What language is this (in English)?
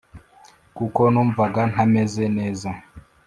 Kinyarwanda